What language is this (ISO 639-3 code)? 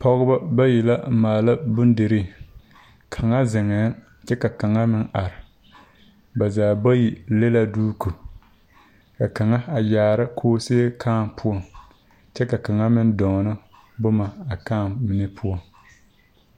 dga